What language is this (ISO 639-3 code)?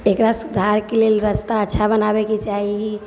mai